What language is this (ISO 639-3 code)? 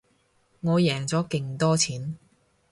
yue